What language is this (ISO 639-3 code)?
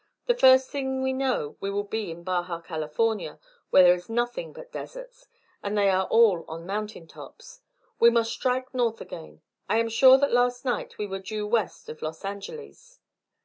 eng